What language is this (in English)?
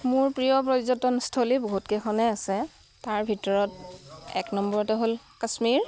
Assamese